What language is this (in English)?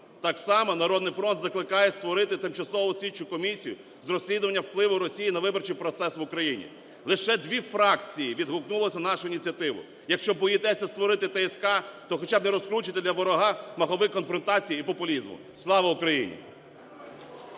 Ukrainian